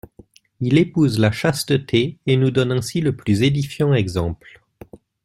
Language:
French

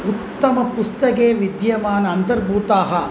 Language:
Sanskrit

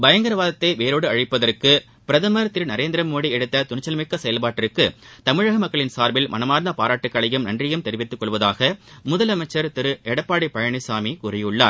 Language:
Tamil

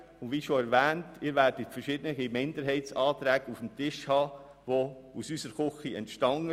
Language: Swiss German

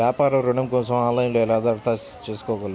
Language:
Telugu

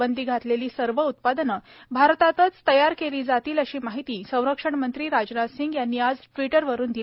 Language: Marathi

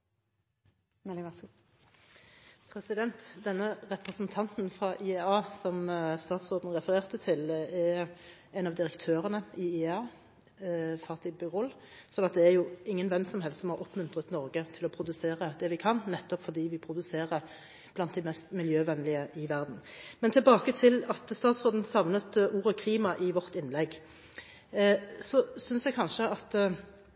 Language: Norwegian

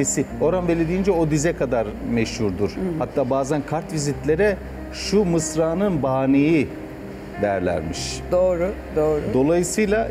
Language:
Turkish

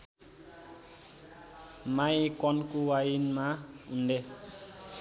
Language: Nepali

